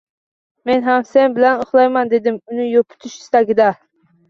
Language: Uzbek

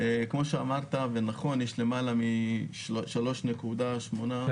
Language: Hebrew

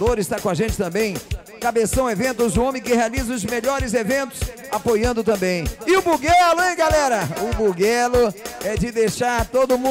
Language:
Portuguese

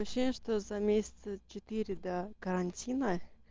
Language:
Russian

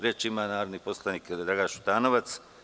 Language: Serbian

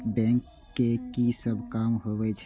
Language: Maithili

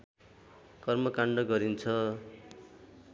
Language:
Nepali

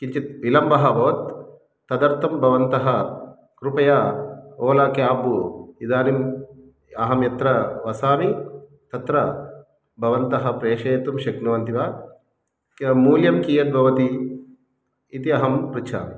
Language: Sanskrit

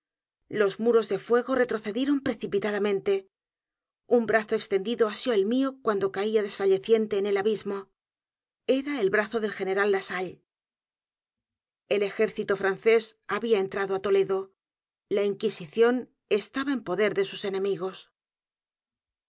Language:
Spanish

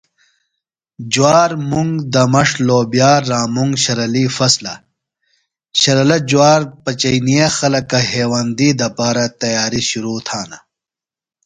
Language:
Phalura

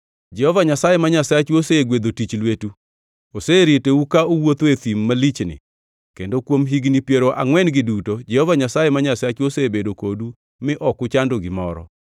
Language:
Luo (Kenya and Tanzania)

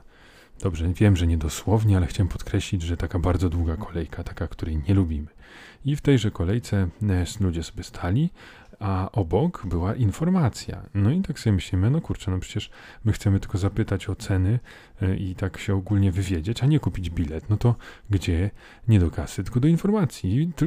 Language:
Polish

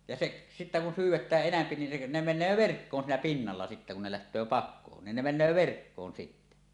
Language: Finnish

